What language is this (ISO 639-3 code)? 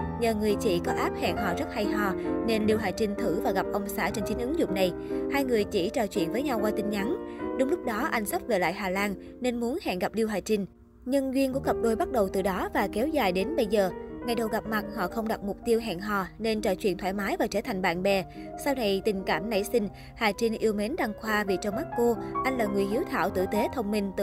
vie